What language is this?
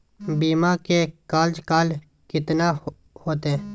Magahi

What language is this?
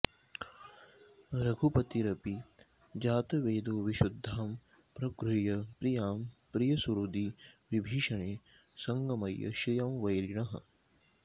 Sanskrit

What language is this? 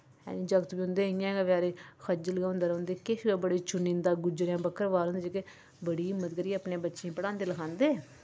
Dogri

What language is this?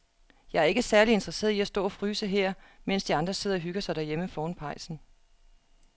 Danish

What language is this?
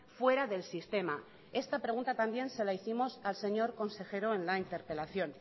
Spanish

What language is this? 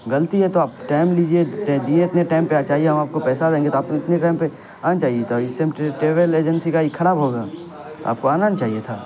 Urdu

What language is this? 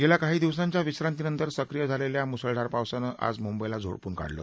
Marathi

